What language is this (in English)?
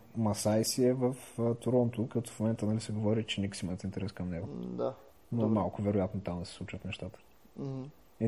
Bulgarian